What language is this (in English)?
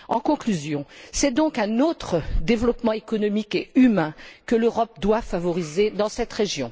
French